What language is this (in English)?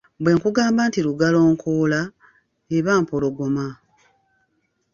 Ganda